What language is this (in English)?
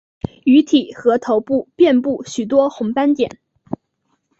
Chinese